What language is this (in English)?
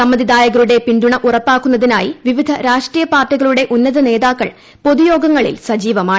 Malayalam